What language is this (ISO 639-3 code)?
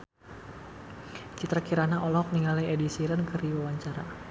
sun